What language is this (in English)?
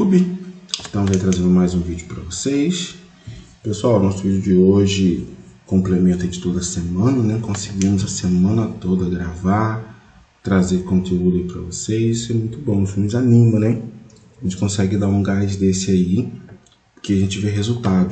Portuguese